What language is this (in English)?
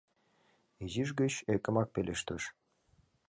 Mari